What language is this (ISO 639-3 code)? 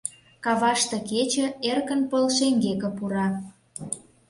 chm